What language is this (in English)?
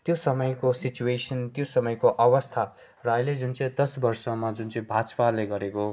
Nepali